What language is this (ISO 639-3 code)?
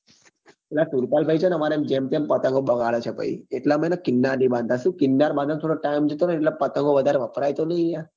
guj